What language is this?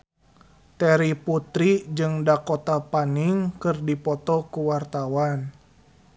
Sundanese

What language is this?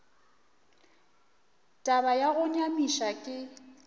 Northern Sotho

